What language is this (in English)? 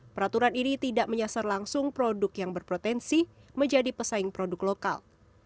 Indonesian